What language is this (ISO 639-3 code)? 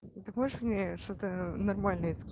rus